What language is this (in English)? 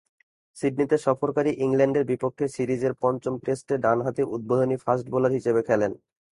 Bangla